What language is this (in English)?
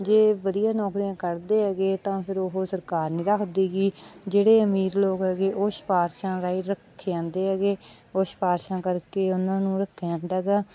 Punjabi